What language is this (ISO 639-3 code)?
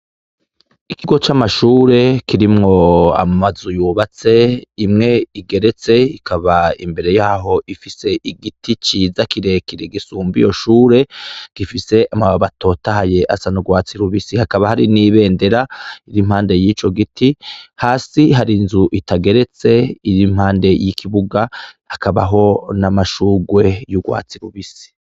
run